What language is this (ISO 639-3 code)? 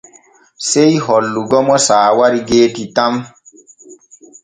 fue